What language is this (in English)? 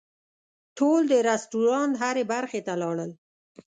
Pashto